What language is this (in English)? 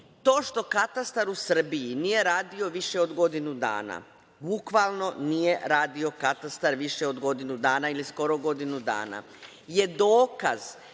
Serbian